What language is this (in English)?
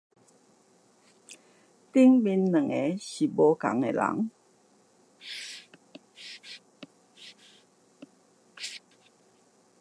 Chinese